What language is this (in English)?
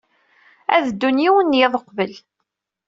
Kabyle